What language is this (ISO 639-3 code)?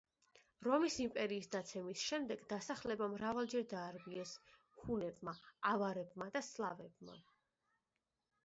kat